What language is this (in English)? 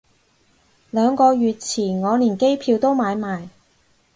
Cantonese